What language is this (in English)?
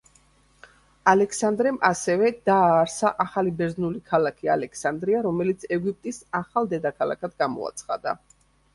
Georgian